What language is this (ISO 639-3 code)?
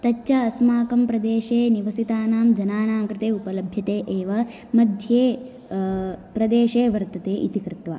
san